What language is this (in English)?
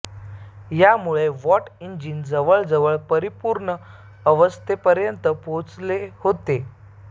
Marathi